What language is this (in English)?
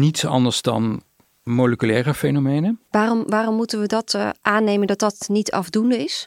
Dutch